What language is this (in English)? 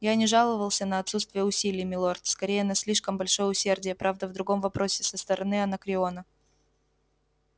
Russian